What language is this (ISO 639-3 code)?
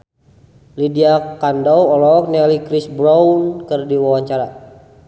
sun